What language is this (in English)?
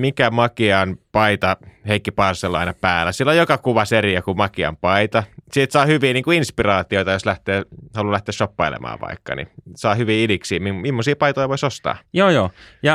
Finnish